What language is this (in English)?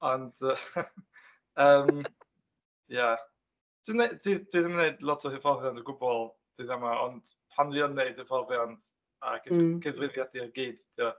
Welsh